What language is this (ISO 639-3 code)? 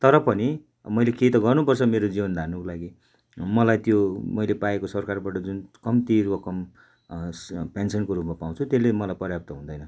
nep